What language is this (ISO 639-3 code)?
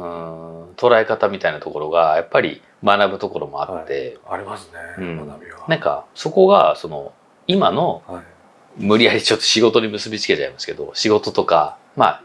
jpn